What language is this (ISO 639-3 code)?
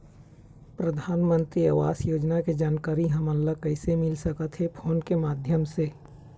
hne